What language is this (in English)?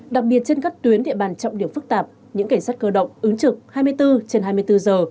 Vietnamese